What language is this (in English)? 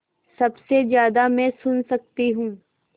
Hindi